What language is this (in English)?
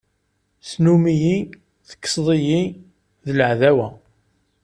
Kabyle